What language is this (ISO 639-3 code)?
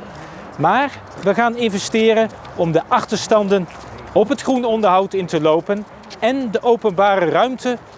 nld